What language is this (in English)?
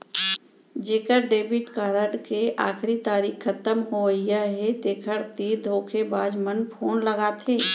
Chhattisgarhi